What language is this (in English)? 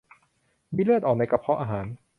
Thai